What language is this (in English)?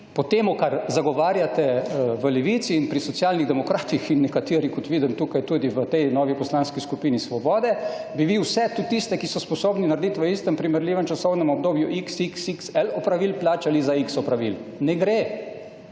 Slovenian